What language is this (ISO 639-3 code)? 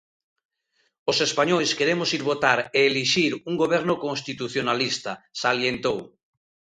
glg